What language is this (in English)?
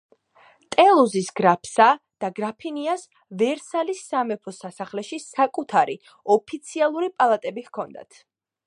Georgian